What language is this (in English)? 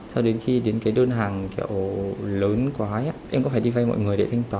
Vietnamese